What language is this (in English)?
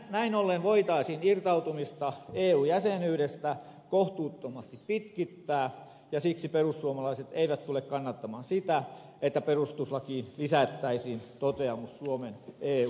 Finnish